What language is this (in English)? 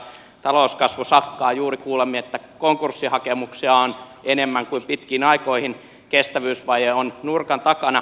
Finnish